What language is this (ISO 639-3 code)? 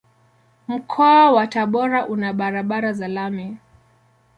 swa